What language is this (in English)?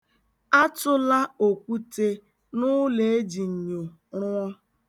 Igbo